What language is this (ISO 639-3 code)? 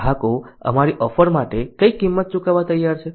guj